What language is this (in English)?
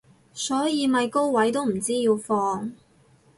Cantonese